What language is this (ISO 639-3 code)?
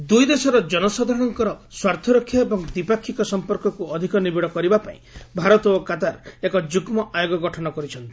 ori